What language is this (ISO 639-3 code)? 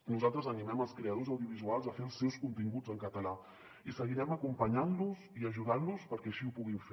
cat